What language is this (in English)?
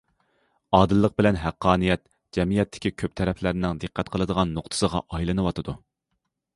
Uyghur